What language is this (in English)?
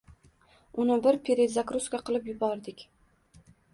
Uzbek